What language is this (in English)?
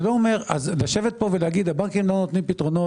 Hebrew